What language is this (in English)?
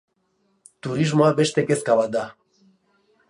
Basque